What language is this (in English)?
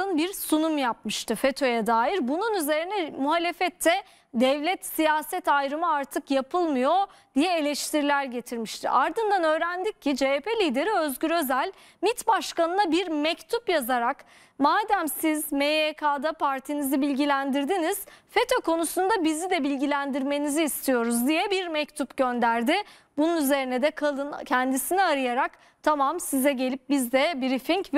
Turkish